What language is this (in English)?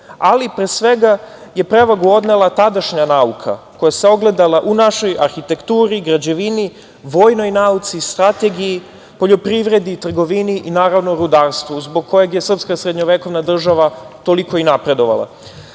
Serbian